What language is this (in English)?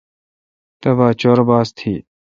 Kalkoti